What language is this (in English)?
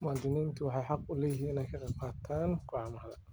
Somali